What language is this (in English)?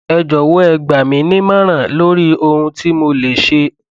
Yoruba